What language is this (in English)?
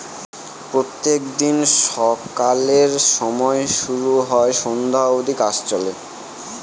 Bangla